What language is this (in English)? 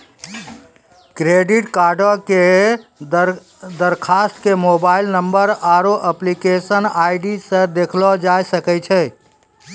Maithili